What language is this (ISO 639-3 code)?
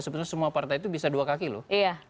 ind